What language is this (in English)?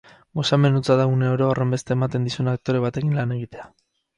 Basque